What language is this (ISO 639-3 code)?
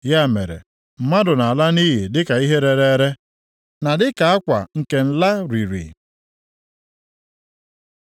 ibo